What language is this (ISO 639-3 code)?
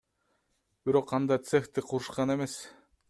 kir